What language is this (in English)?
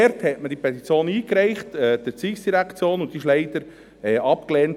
Swiss German